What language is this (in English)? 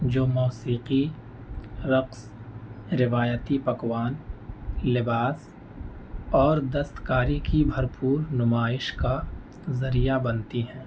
Urdu